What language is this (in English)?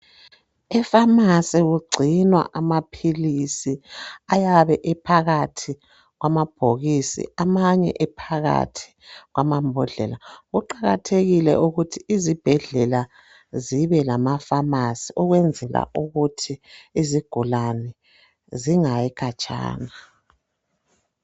North Ndebele